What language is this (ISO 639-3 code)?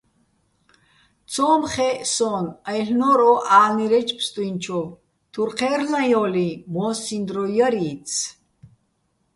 bbl